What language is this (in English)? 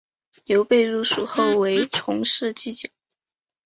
Chinese